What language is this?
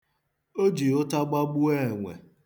Igbo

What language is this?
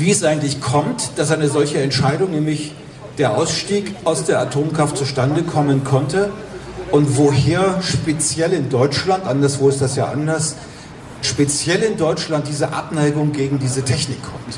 German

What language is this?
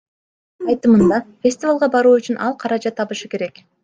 Kyrgyz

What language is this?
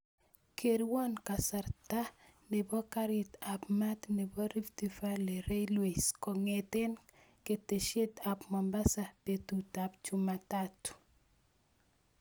Kalenjin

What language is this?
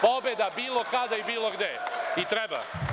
Serbian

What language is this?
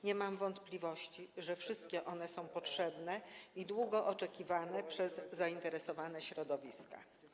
Polish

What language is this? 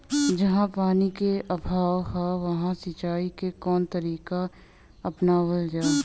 Bhojpuri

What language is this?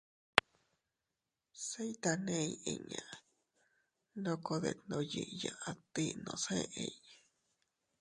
Teutila Cuicatec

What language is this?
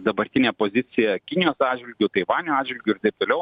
Lithuanian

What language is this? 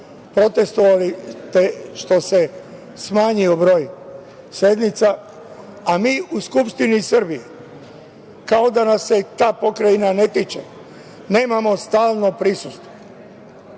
Serbian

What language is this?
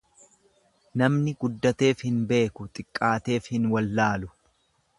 Oromo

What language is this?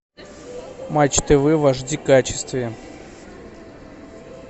Russian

